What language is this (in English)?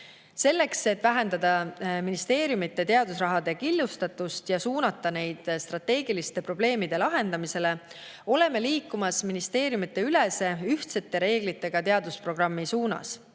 Estonian